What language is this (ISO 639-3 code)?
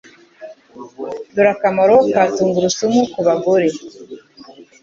kin